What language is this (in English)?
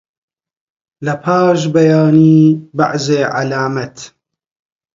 Central Kurdish